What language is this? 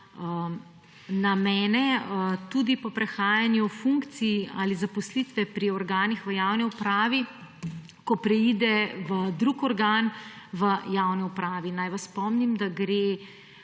Slovenian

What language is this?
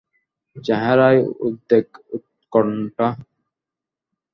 Bangla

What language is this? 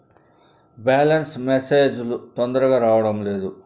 Telugu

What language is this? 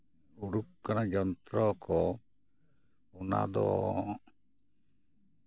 Santali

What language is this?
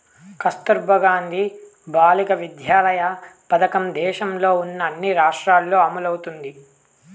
Telugu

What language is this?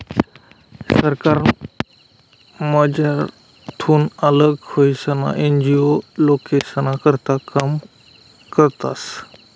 Marathi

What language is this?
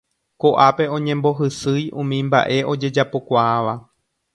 Guarani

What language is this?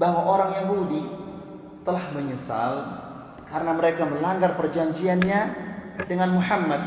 Malay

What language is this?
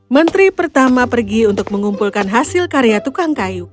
Indonesian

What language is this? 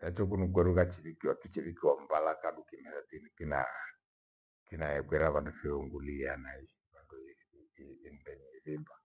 Gweno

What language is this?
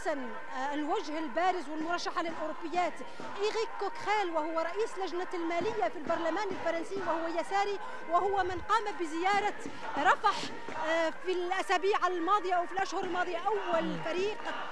Arabic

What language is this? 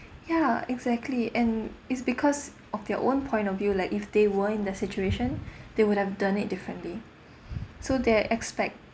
English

